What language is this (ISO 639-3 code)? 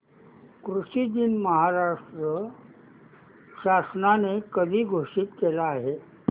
mar